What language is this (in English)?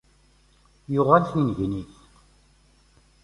Kabyle